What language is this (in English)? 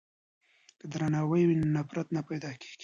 Pashto